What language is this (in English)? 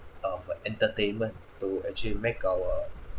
English